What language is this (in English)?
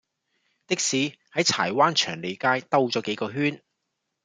Cantonese